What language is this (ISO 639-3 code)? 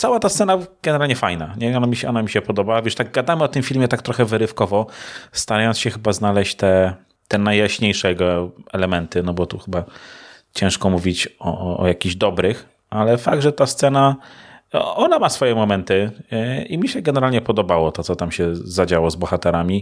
pol